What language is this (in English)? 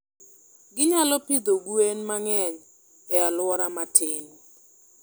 Luo (Kenya and Tanzania)